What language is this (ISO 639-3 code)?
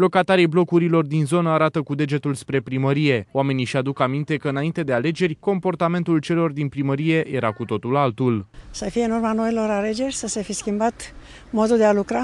ron